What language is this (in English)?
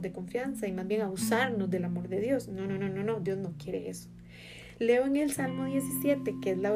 Spanish